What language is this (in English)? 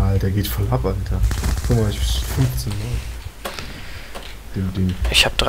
German